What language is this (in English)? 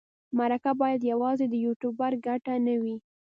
Pashto